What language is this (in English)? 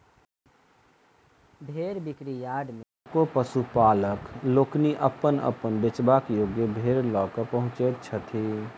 Maithili